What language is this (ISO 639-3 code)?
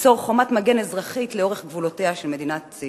heb